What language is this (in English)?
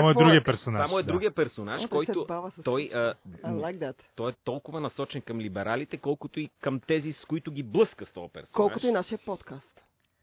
Bulgarian